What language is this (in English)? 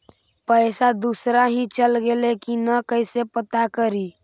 Magahi